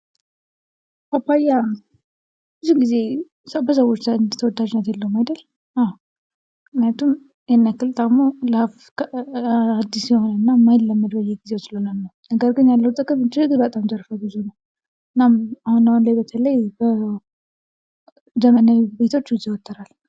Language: Amharic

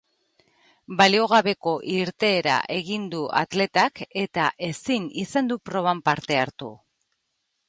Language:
Basque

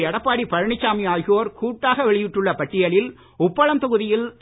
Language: Tamil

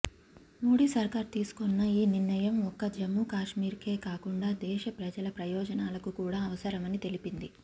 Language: Telugu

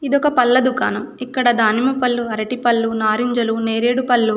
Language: Telugu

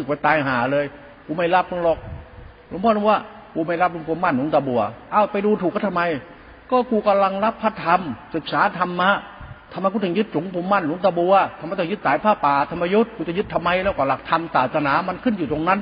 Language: Thai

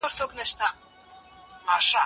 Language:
Pashto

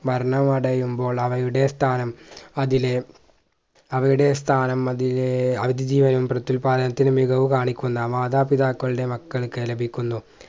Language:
Malayalam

